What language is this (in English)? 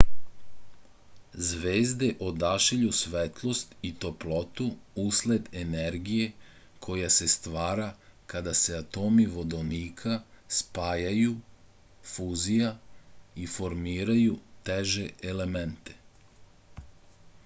Serbian